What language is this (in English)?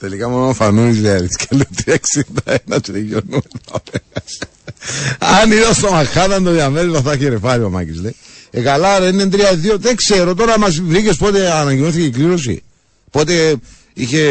Greek